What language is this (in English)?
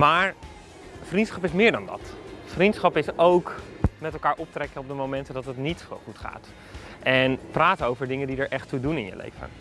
Dutch